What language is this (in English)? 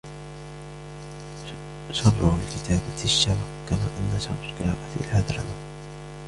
Arabic